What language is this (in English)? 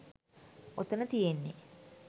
Sinhala